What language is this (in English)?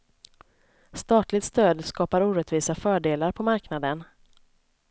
Swedish